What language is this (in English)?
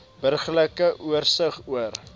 Afrikaans